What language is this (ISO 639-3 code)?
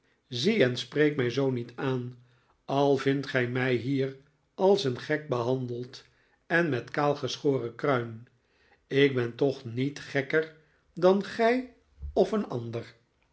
nld